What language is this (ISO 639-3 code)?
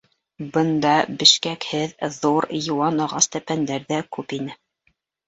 bak